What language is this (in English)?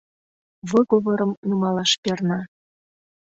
Mari